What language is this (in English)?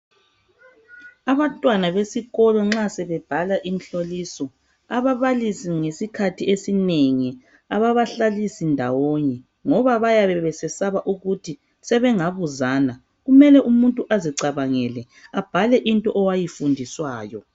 North Ndebele